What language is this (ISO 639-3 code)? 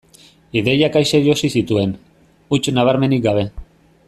eus